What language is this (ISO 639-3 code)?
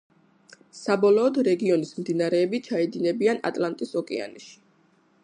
kat